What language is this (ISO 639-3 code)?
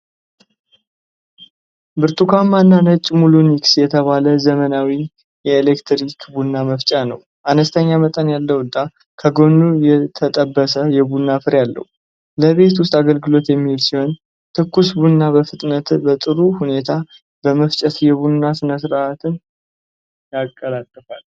amh